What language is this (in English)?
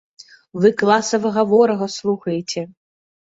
Belarusian